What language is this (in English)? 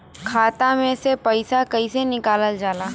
Bhojpuri